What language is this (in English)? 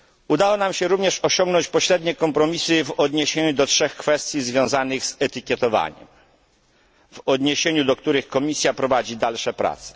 Polish